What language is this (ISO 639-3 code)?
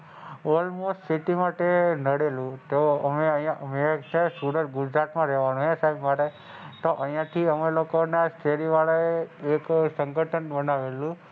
guj